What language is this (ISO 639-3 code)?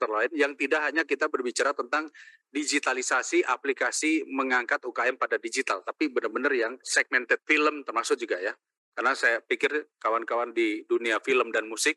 ind